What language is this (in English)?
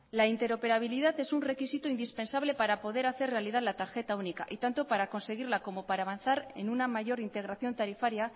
Spanish